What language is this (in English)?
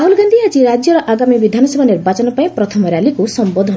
Odia